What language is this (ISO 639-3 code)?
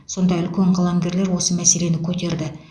kaz